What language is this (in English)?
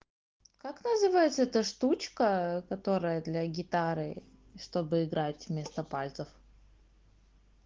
Russian